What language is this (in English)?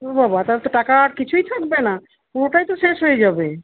Bangla